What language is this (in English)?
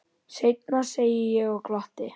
Icelandic